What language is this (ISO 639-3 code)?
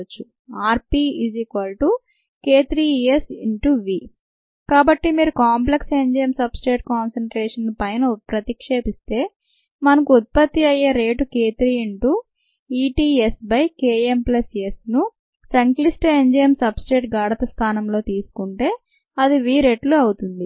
tel